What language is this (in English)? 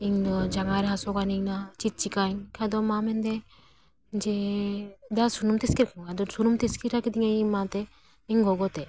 Santali